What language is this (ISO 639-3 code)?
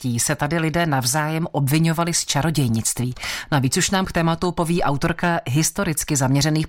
ces